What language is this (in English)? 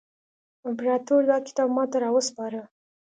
Pashto